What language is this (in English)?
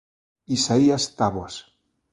Galician